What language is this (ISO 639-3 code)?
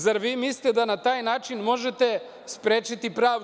srp